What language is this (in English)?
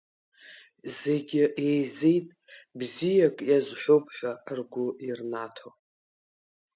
Abkhazian